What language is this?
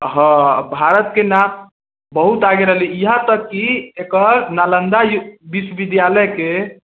Maithili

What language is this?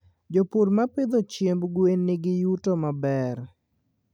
Luo (Kenya and Tanzania)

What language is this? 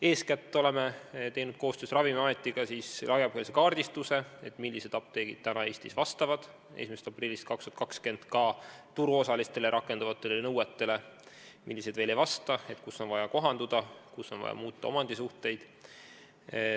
Estonian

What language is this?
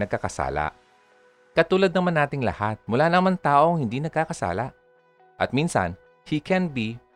Filipino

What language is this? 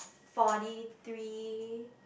English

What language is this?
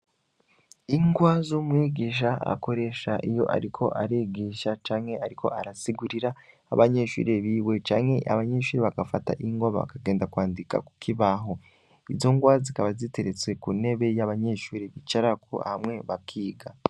Rundi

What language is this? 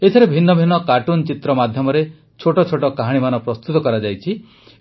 Odia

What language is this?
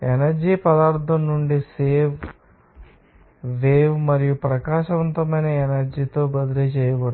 Telugu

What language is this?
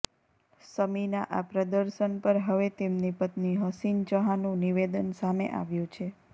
Gujarati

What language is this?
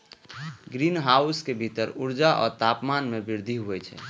Maithili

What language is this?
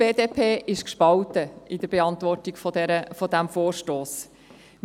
Swiss German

